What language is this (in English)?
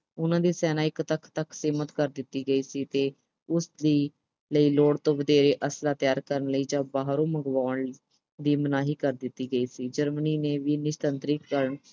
Punjabi